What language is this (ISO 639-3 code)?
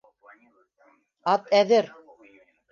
bak